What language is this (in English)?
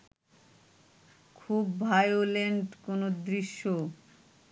Bangla